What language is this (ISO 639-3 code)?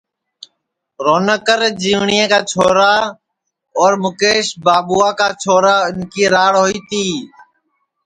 ssi